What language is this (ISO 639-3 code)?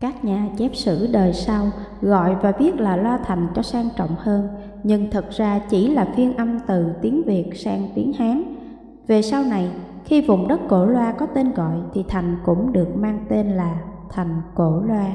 vie